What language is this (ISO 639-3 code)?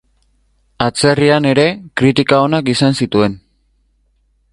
eus